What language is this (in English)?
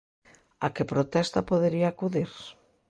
Galician